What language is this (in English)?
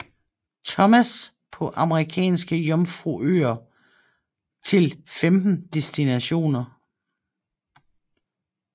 Danish